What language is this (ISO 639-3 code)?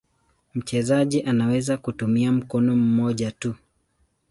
swa